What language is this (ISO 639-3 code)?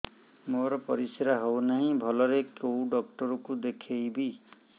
ori